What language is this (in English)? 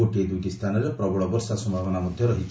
Odia